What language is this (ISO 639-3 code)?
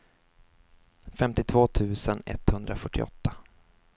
swe